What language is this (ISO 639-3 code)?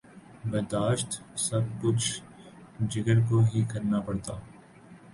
urd